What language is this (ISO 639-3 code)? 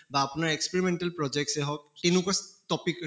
asm